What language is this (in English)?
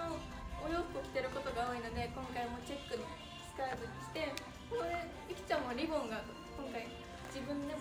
Japanese